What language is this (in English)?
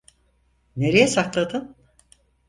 Turkish